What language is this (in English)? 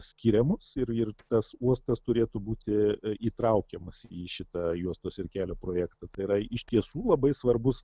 Lithuanian